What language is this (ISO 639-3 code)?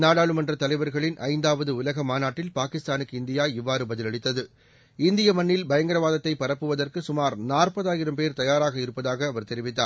tam